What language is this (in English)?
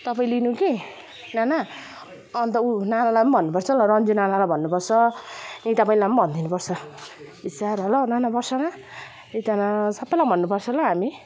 Nepali